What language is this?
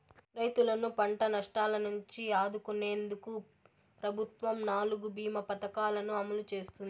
Telugu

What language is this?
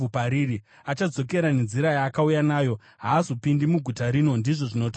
Shona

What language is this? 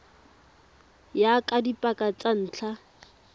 Tswana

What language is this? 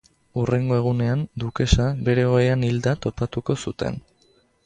Basque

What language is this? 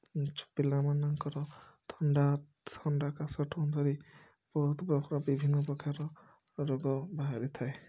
Odia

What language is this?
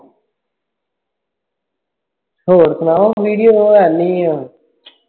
Punjabi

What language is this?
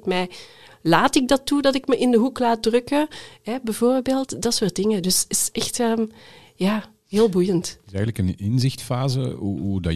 Dutch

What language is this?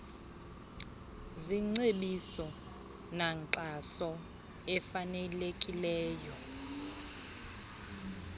Xhosa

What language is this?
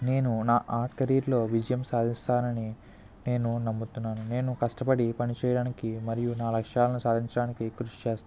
Telugu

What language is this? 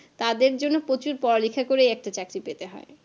Bangla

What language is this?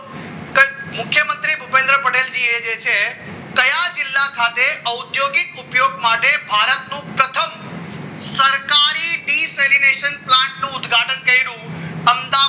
Gujarati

